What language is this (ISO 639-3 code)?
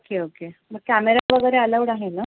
mar